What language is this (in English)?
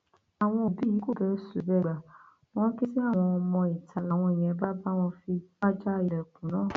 Yoruba